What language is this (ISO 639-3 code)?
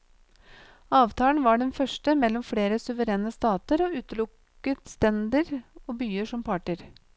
nor